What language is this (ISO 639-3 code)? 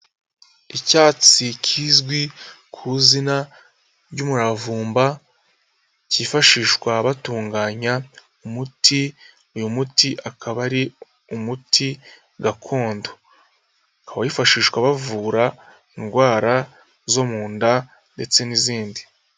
kin